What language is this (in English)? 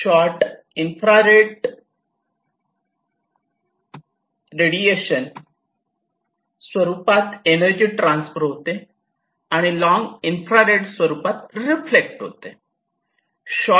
Marathi